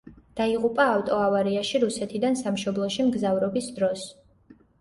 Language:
Georgian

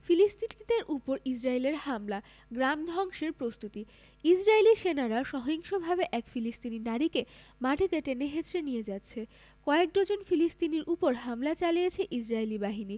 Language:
Bangla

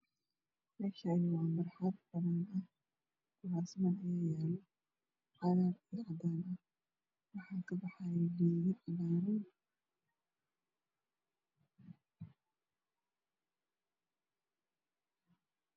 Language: Somali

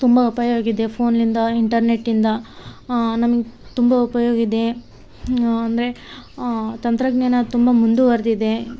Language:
Kannada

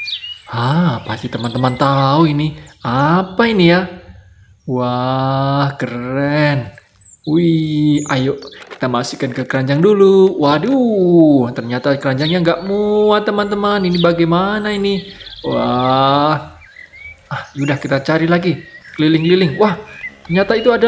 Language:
Indonesian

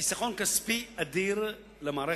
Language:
Hebrew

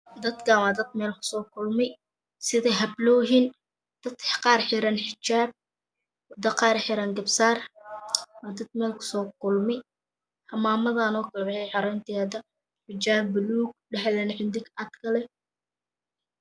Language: Somali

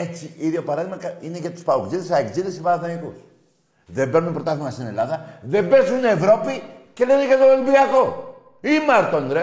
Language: Greek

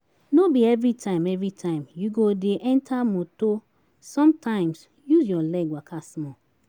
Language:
Nigerian Pidgin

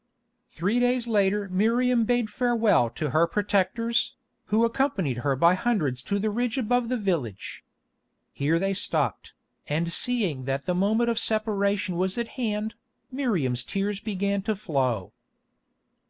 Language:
English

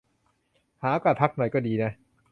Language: Thai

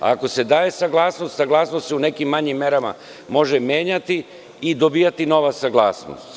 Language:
Serbian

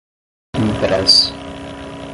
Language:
Portuguese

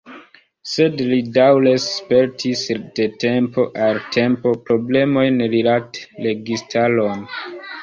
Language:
Esperanto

